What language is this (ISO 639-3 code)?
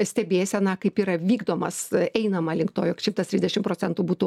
lit